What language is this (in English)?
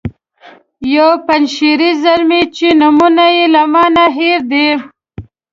Pashto